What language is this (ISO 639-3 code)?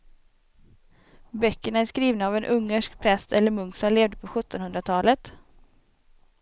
swe